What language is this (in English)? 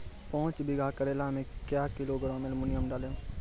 Maithili